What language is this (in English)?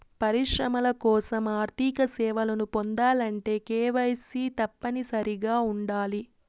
Telugu